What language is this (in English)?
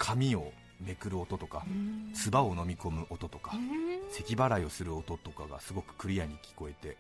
Japanese